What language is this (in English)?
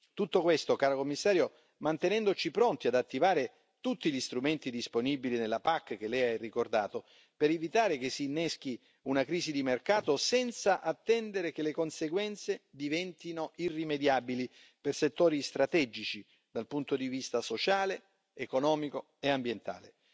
Italian